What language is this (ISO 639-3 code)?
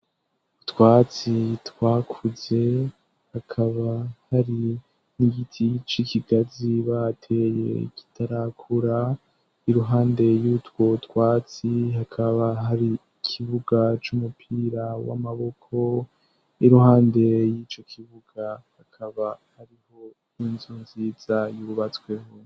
run